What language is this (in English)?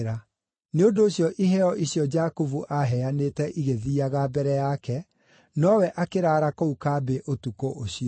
Kikuyu